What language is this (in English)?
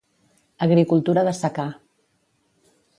Catalan